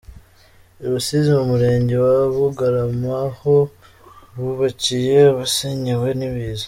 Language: Kinyarwanda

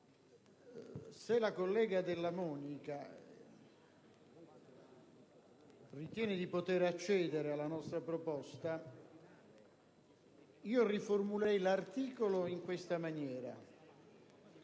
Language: Italian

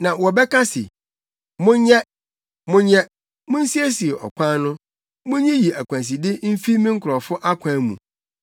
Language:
Akan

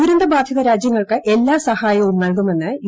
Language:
Malayalam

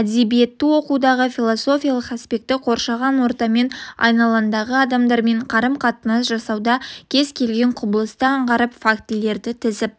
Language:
Kazakh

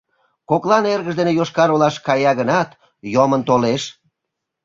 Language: Mari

